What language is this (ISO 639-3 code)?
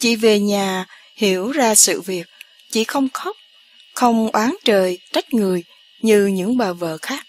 vie